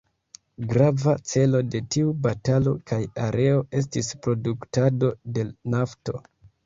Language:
Esperanto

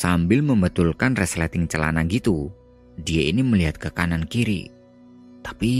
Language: Indonesian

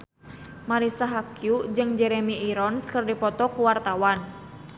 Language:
Sundanese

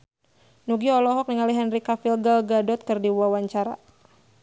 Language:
Sundanese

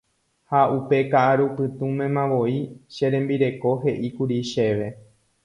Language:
Guarani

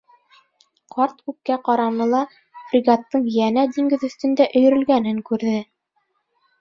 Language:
Bashkir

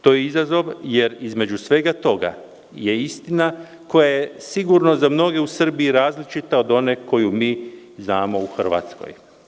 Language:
Serbian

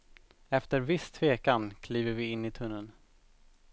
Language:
Swedish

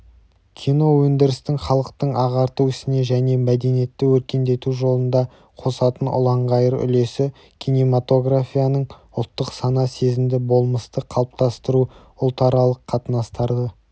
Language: Kazakh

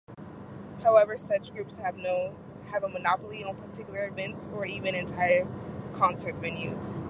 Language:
English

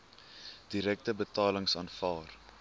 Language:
Afrikaans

